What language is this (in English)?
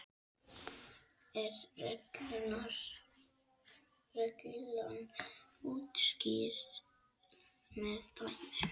Icelandic